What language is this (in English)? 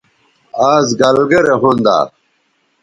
Bateri